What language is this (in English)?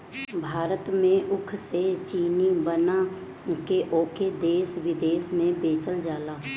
Bhojpuri